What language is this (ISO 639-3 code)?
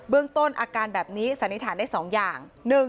tha